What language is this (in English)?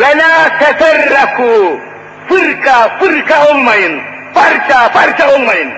Turkish